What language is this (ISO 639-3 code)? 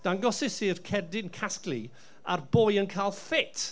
cym